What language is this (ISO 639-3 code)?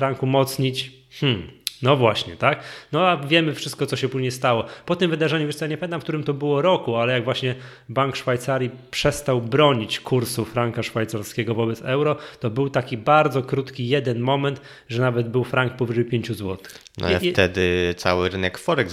pol